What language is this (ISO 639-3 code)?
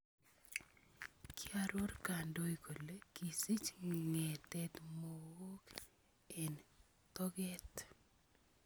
kln